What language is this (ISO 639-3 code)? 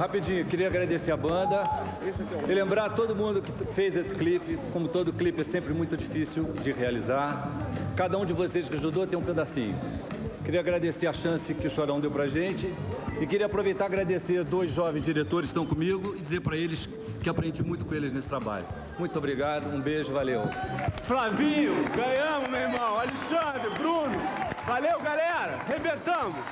por